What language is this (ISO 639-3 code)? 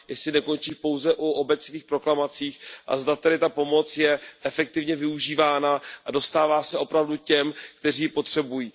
ces